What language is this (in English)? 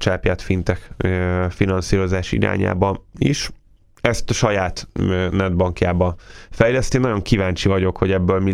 Hungarian